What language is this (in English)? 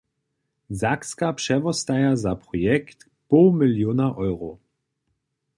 Upper Sorbian